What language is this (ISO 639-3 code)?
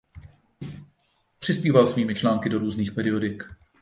ces